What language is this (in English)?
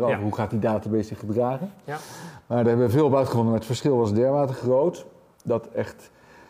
Dutch